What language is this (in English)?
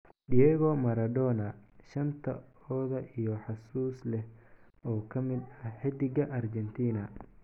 Somali